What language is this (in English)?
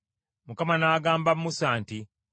Ganda